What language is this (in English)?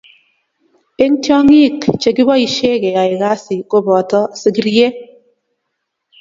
Kalenjin